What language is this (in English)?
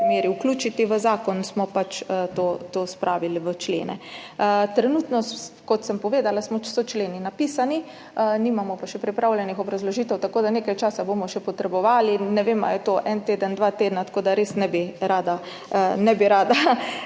Slovenian